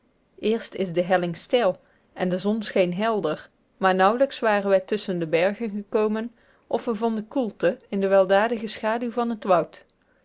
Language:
Dutch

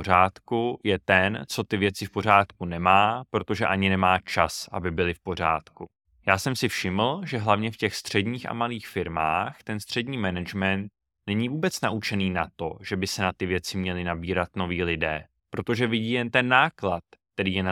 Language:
Czech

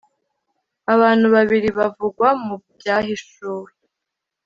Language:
Kinyarwanda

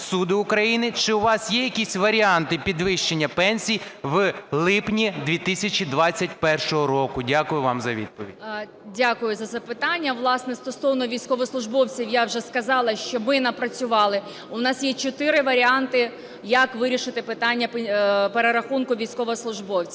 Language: Ukrainian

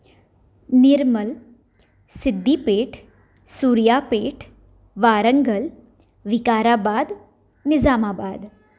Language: Konkani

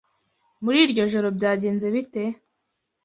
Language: Kinyarwanda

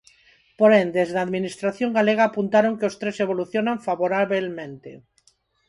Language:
Galician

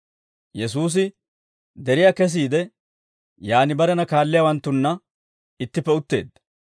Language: Dawro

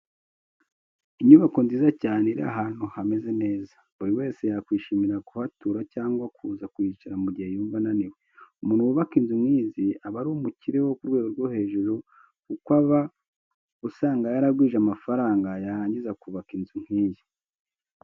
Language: Kinyarwanda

